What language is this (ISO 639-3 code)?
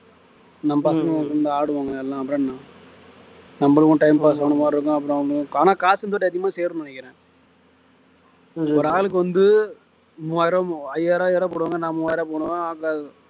tam